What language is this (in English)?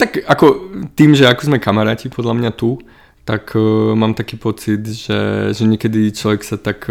Slovak